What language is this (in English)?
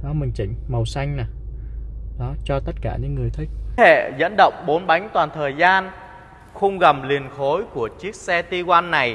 Vietnamese